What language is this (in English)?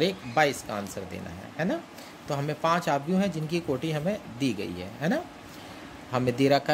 Hindi